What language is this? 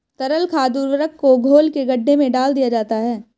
Hindi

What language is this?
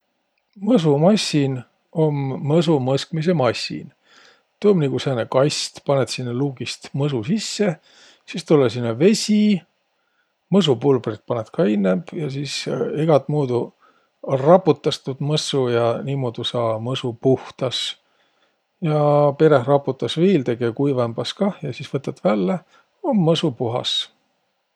Võro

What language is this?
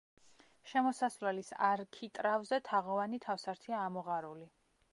Georgian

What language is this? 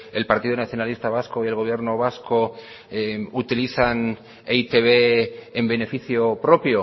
Spanish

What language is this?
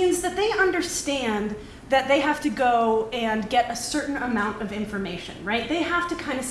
English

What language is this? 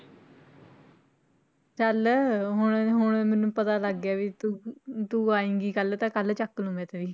Punjabi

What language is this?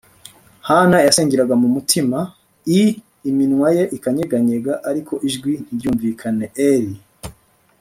Kinyarwanda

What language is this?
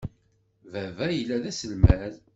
Kabyle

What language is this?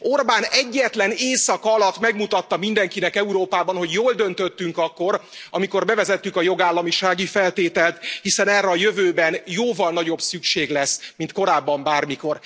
Hungarian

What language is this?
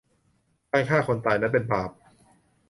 Thai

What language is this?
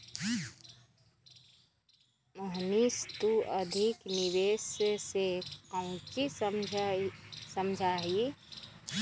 Magahi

